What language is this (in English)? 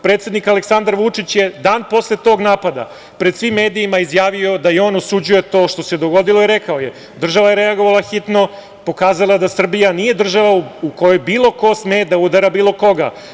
Serbian